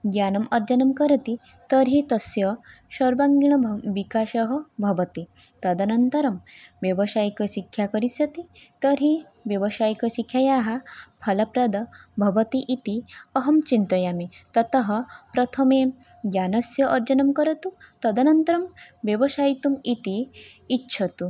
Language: Sanskrit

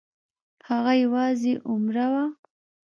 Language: Pashto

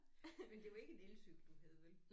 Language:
Danish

